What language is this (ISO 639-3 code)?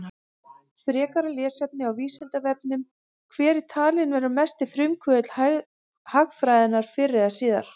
isl